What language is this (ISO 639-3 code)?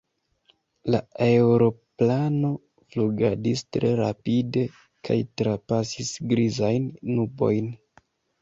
epo